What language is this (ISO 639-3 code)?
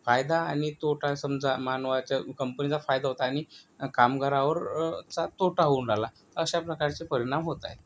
mar